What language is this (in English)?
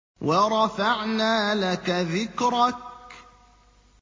Arabic